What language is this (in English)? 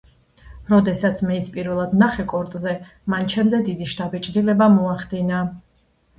Georgian